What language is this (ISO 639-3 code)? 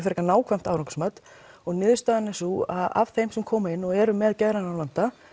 isl